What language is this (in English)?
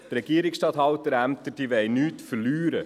Swiss German